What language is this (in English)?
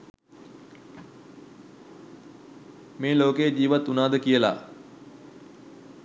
Sinhala